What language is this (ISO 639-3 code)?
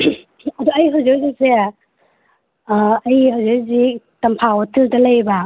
mni